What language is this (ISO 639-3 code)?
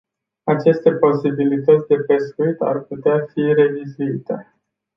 ron